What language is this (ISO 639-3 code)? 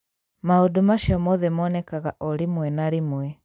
kik